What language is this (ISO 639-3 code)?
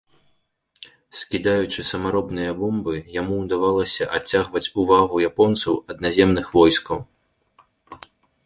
bel